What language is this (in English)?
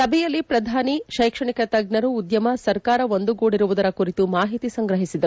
Kannada